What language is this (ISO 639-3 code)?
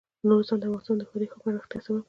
pus